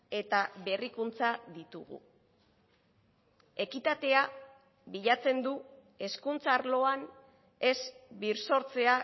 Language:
Basque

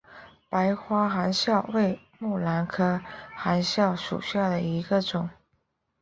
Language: Chinese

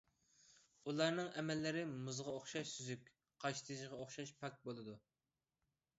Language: Uyghur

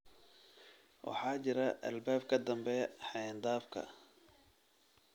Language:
Somali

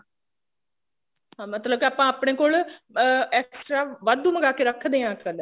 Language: Punjabi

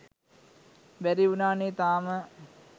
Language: Sinhala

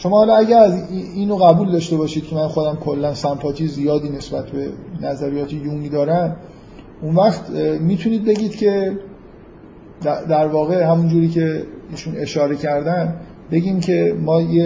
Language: Persian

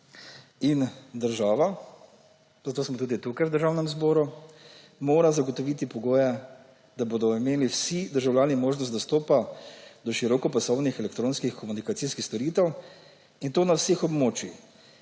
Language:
Slovenian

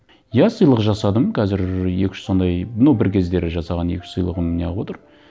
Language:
Kazakh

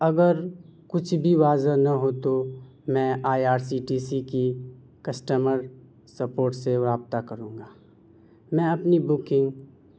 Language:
Urdu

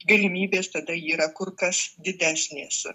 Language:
Lithuanian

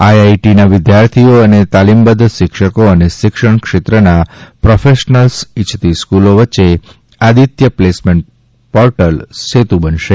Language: Gujarati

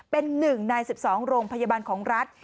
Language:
Thai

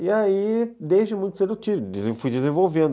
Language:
Portuguese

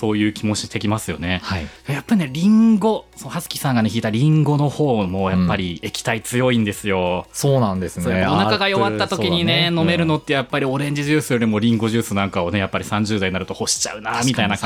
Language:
Japanese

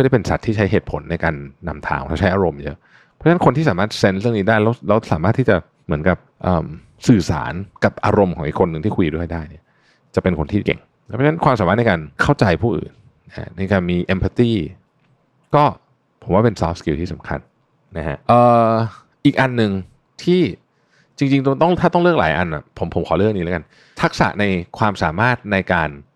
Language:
Thai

